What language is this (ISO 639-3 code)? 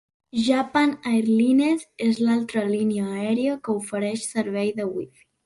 cat